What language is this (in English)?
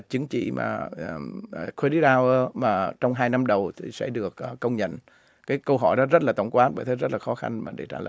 Vietnamese